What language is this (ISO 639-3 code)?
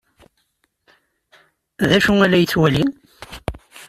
kab